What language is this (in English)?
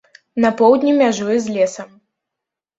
Belarusian